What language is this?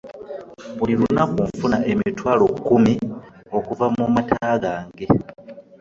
Ganda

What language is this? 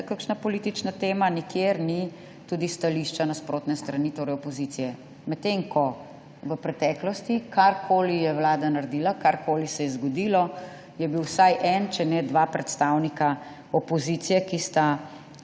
Slovenian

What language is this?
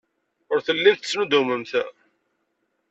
Kabyle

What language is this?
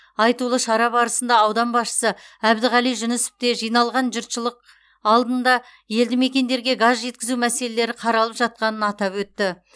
Kazakh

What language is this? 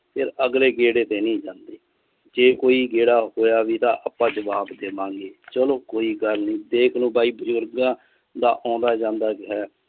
Punjabi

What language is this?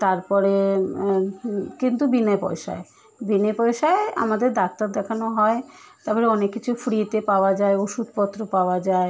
Bangla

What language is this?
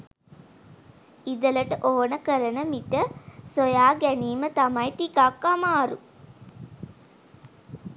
Sinhala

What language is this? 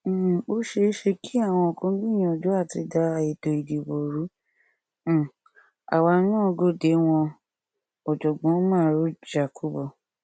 Yoruba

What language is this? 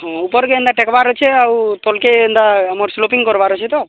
Odia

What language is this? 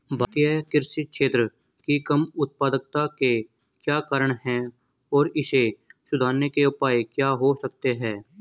Hindi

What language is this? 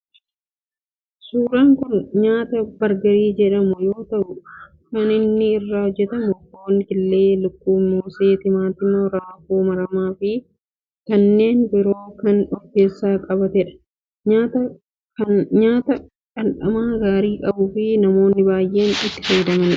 Oromo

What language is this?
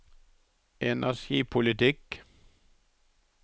Norwegian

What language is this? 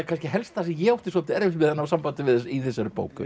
Icelandic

